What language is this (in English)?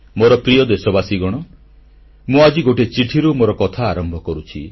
Odia